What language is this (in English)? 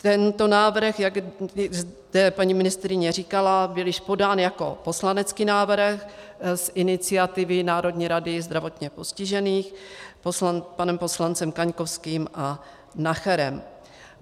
Czech